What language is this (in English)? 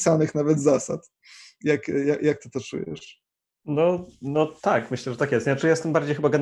Polish